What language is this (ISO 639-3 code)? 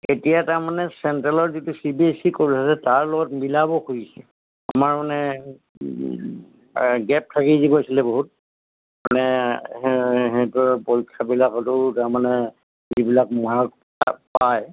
asm